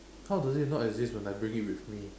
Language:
English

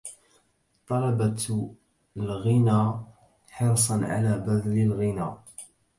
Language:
Arabic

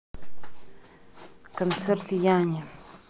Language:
Russian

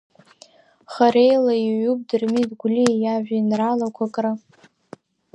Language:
Abkhazian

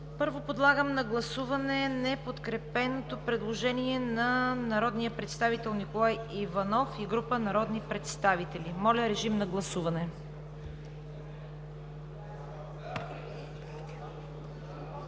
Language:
Bulgarian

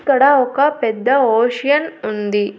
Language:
Telugu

